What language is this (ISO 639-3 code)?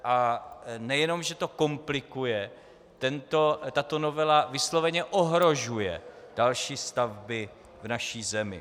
ces